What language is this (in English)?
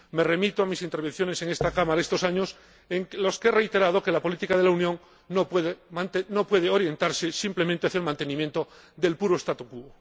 Spanish